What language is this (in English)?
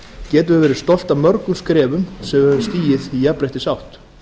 Icelandic